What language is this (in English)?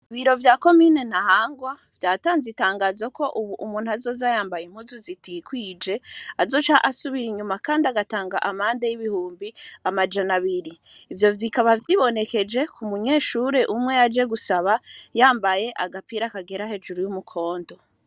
Rundi